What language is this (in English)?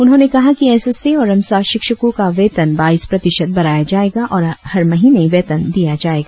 Hindi